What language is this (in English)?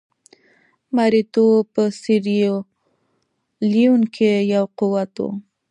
Pashto